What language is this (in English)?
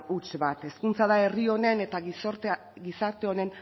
Basque